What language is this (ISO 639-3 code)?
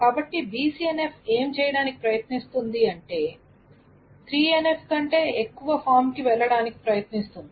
tel